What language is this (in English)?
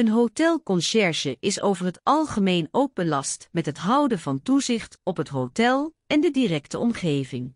Dutch